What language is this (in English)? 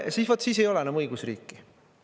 Estonian